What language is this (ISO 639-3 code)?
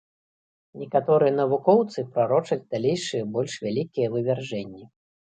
bel